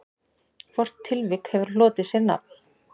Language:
Icelandic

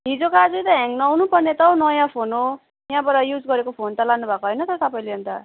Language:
Nepali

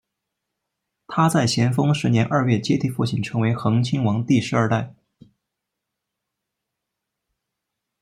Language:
Chinese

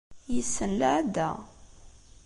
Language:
Kabyle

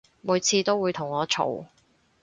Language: Cantonese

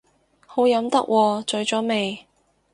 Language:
Cantonese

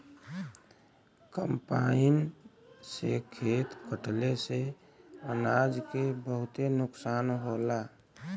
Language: Bhojpuri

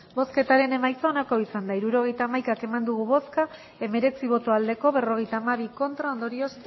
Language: Basque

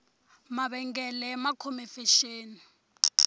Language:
Tsonga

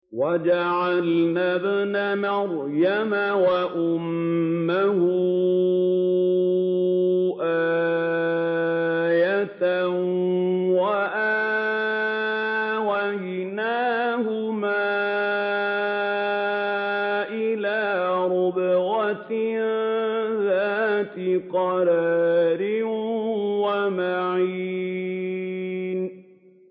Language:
Arabic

